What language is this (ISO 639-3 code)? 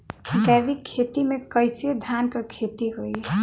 bho